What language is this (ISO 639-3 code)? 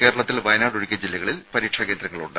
mal